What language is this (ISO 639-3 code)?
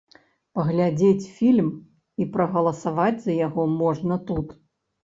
bel